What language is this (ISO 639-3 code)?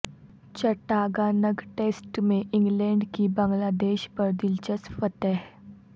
urd